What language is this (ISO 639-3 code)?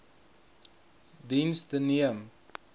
afr